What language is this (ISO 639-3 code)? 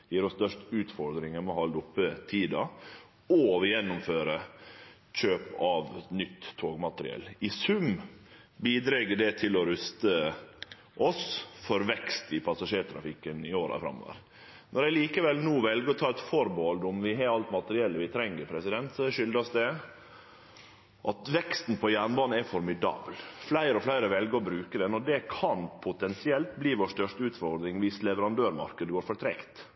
nno